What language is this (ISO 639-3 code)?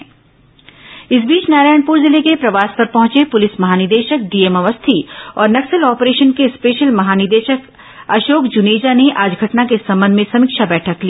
hin